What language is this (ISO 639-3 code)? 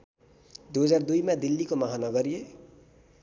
nep